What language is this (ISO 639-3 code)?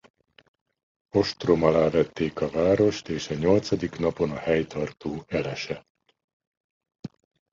hun